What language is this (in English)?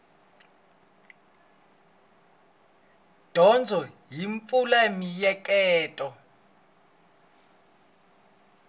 Tsonga